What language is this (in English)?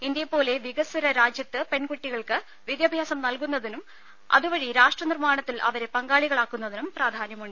Malayalam